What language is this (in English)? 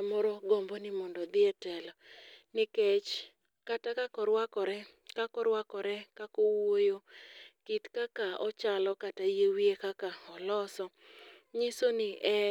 Luo (Kenya and Tanzania)